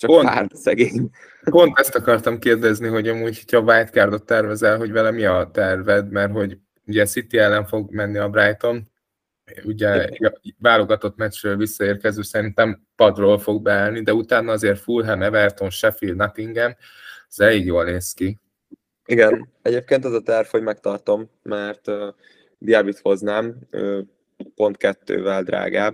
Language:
Hungarian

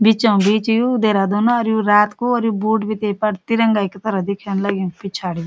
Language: Garhwali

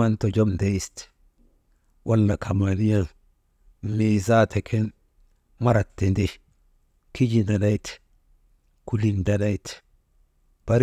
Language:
Maba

